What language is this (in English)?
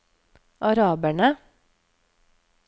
Norwegian